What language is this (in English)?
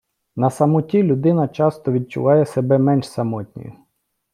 Ukrainian